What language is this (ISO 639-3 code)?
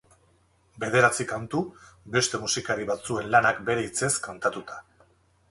eus